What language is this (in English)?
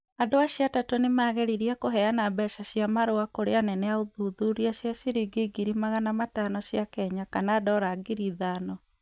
Kikuyu